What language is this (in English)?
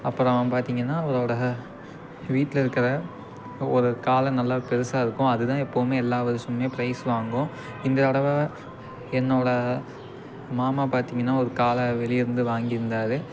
Tamil